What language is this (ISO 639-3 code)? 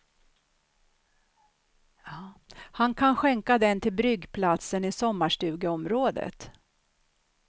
swe